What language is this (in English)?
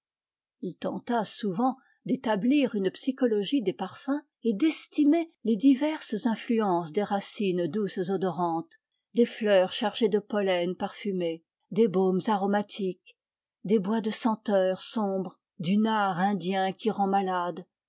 French